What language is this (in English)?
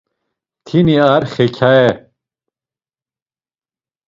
Laz